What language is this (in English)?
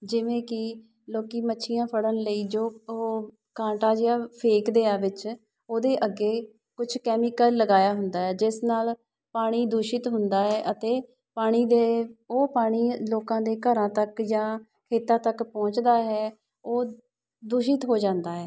Punjabi